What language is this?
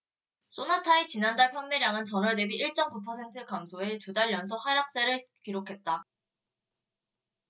Korean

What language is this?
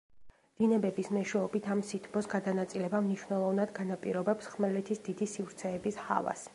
Georgian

